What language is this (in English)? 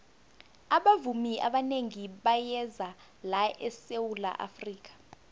South Ndebele